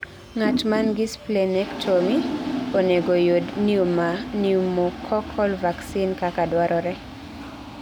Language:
Luo (Kenya and Tanzania)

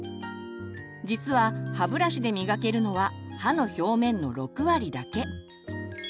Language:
Japanese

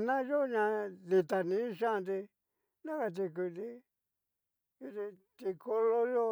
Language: Cacaloxtepec Mixtec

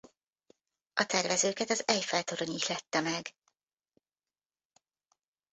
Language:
Hungarian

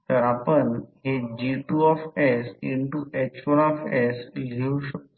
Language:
Marathi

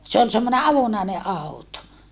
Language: Finnish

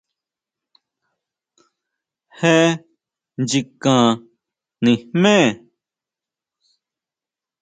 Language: Huautla Mazatec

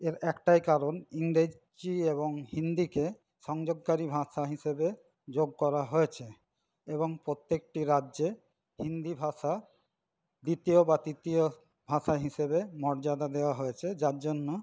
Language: Bangla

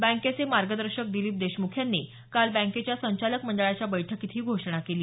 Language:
Marathi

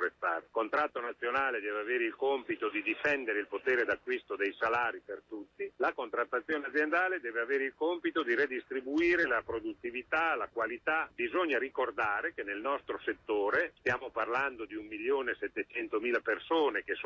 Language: Italian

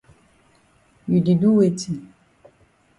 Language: Cameroon Pidgin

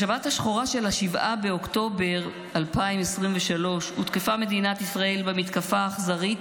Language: Hebrew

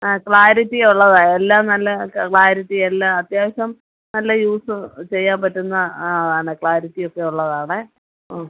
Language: Malayalam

